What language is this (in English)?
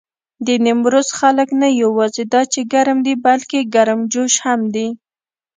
Pashto